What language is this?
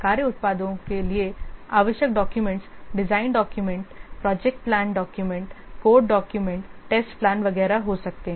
Hindi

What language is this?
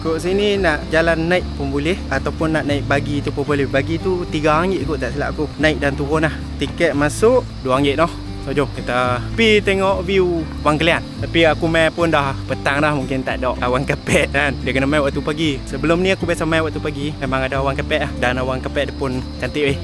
Malay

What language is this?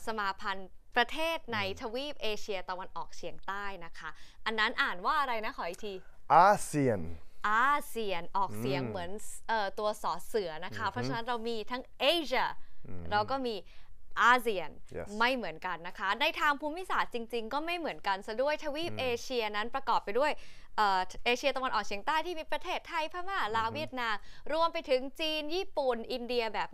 Thai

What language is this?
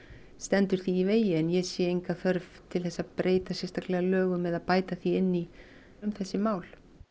Icelandic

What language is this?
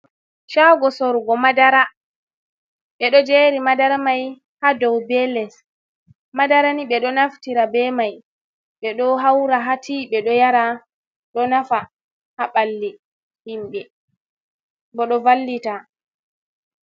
Fula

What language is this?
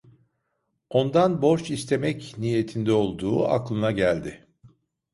Turkish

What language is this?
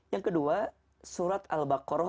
Indonesian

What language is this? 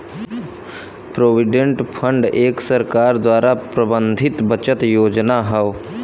Bhojpuri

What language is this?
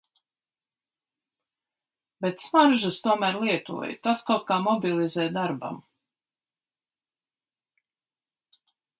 Latvian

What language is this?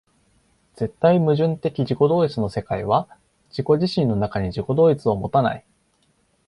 Japanese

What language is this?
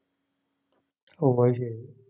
Malayalam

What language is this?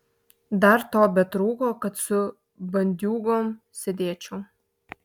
Lithuanian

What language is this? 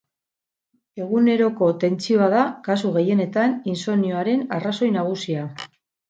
Basque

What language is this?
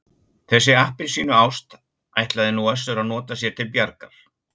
Icelandic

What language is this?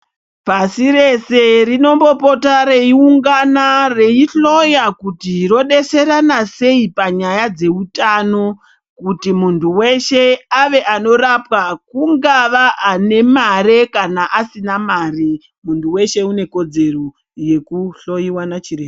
Ndau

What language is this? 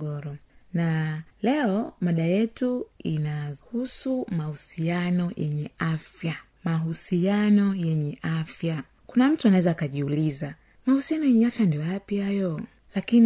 Swahili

